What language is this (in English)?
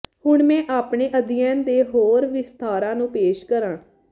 Punjabi